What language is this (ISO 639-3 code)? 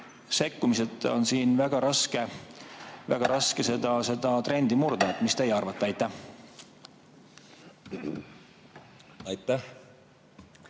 est